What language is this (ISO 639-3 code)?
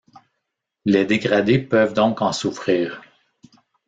fra